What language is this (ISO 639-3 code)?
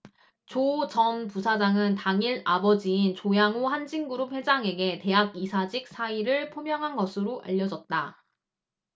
kor